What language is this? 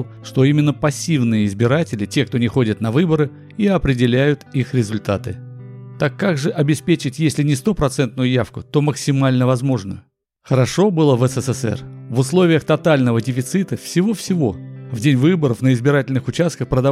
Russian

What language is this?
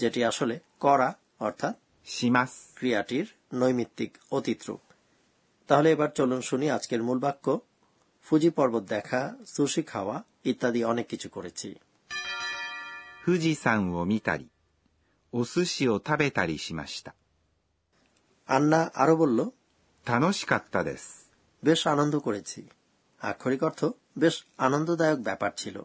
Bangla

